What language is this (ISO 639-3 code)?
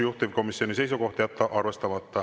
est